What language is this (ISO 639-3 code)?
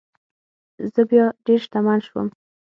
pus